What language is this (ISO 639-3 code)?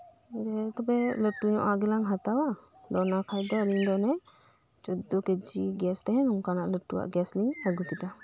sat